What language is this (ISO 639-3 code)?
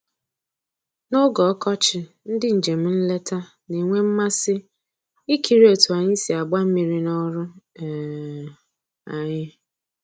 ibo